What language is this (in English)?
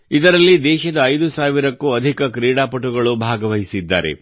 Kannada